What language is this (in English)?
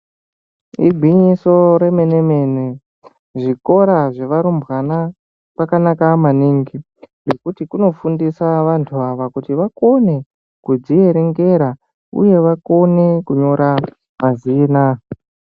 Ndau